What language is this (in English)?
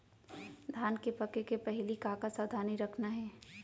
Chhattisgarhi